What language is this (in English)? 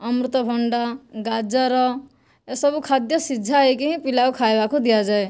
Odia